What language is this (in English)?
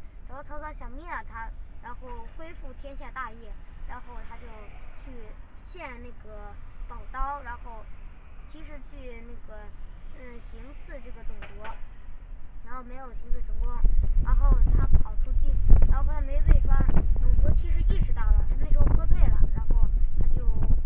Chinese